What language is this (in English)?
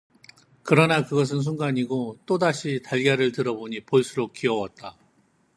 Korean